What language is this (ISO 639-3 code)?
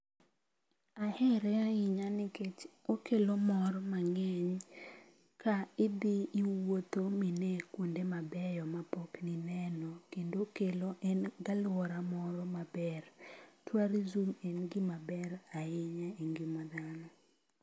luo